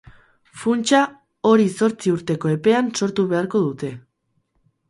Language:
Basque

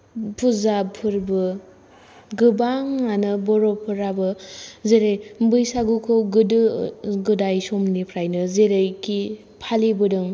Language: Bodo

